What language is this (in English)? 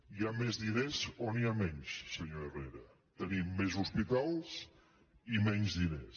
Catalan